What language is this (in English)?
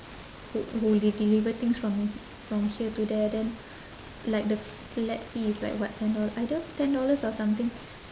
English